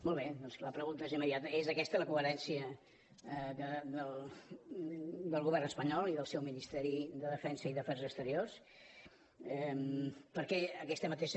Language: Catalan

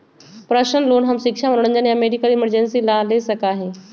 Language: Magahi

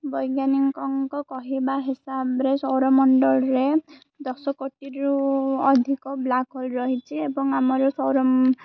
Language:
Odia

